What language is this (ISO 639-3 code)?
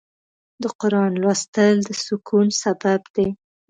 pus